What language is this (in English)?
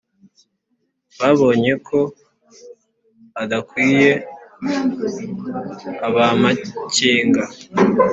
Kinyarwanda